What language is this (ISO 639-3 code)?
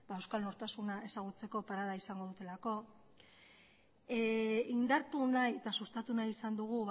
eus